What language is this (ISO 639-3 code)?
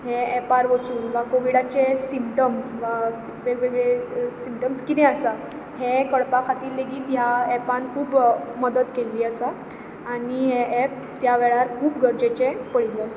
kok